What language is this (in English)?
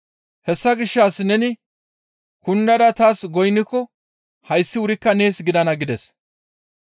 Gamo